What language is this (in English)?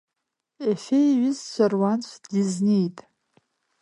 Abkhazian